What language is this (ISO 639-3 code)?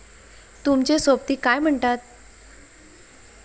mar